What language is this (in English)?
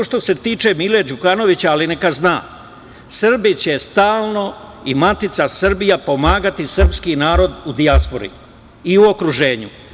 Serbian